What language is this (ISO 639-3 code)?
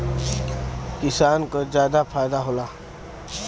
bho